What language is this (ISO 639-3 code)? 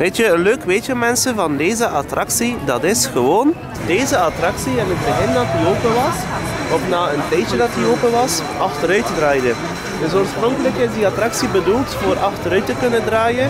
nld